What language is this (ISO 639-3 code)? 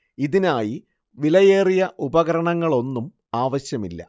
mal